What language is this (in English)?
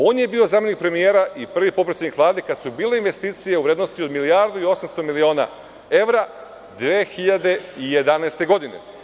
Serbian